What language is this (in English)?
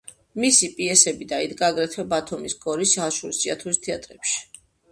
Georgian